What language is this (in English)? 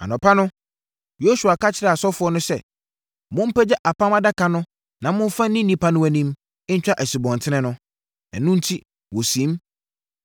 Akan